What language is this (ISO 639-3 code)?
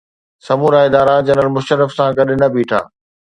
snd